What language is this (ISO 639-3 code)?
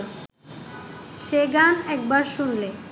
ben